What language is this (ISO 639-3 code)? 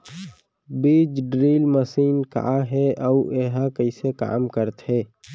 hne